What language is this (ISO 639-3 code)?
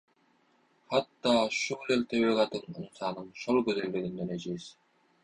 tuk